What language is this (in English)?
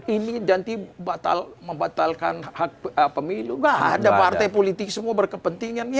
Indonesian